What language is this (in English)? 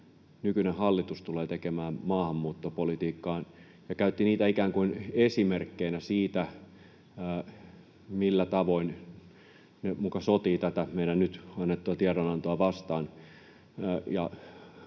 Finnish